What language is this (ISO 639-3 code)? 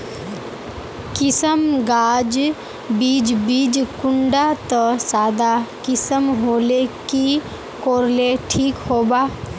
mag